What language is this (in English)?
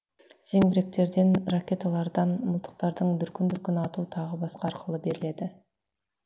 Kazakh